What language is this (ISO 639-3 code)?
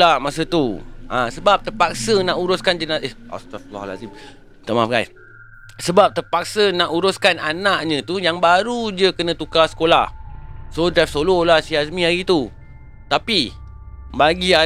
msa